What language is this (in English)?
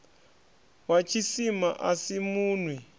Venda